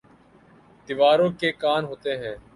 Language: Urdu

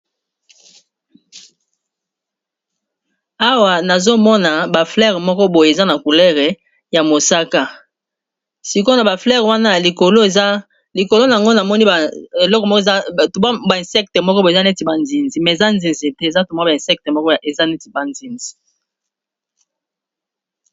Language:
Lingala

